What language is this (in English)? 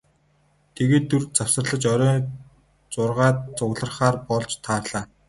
Mongolian